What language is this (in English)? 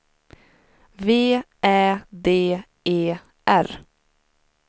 Swedish